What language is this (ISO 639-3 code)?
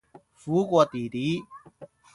yue